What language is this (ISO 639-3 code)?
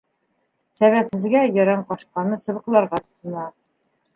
bak